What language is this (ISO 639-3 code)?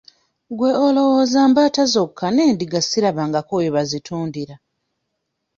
lug